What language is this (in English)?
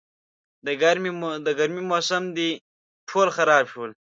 Pashto